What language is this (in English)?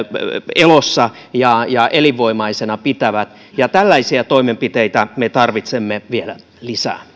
Finnish